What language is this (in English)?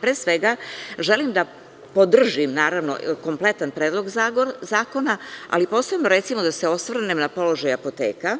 Serbian